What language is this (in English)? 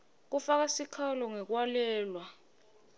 Swati